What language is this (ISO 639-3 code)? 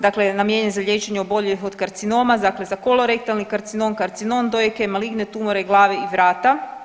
hrv